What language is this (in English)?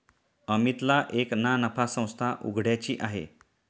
Marathi